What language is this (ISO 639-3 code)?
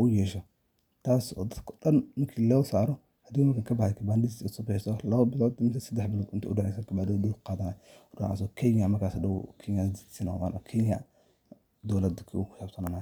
som